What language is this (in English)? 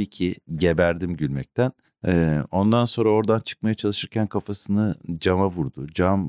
Turkish